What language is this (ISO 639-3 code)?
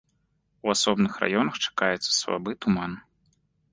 bel